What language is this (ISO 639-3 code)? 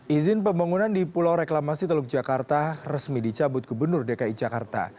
ind